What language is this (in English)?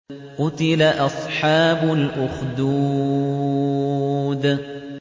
Arabic